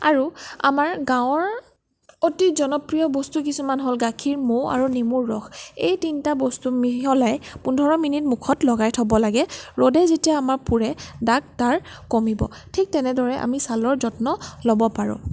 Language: Assamese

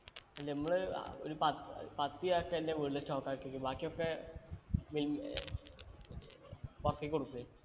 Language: Malayalam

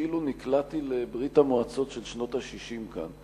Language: Hebrew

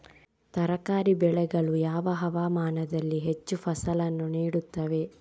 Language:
Kannada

